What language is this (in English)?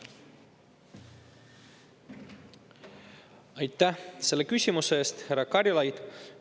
Estonian